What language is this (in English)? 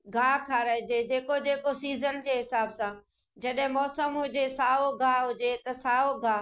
Sindhi